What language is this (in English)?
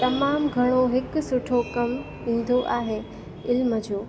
Sindhi